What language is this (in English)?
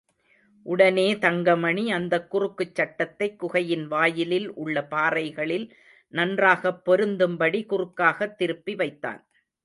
Tamil